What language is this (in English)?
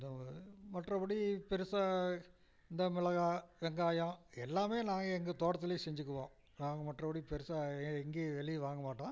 Tamil